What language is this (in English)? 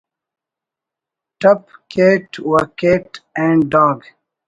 Brahui